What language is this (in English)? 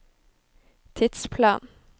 Norwegian